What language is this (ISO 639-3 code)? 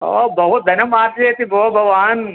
san